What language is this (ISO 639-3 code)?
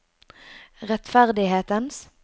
nor